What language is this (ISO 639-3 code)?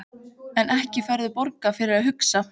isl